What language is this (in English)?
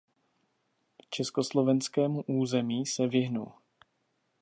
Czech